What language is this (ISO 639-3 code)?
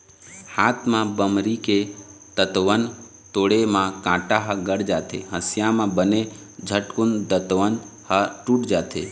hne